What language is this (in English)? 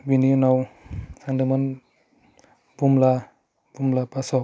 Bodo